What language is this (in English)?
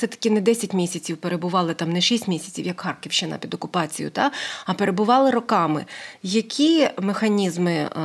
Ukrainian